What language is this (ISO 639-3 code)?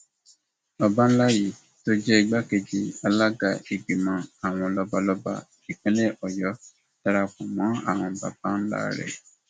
yor